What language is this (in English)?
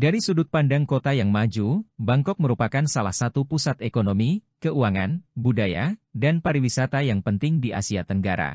Indonesian